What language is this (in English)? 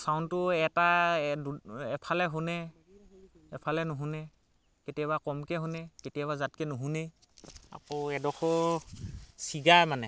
Assamese